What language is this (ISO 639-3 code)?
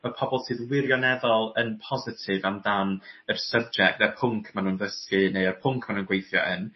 cym